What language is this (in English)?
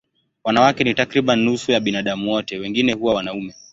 Swahili